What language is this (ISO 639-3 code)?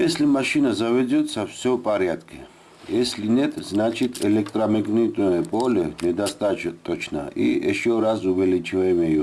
rus